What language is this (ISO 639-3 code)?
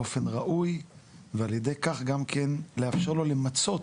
heb